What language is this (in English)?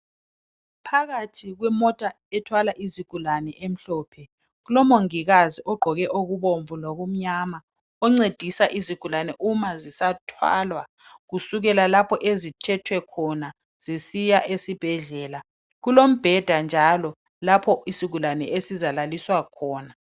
North Ndebele